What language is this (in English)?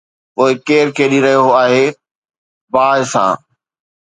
Sindhi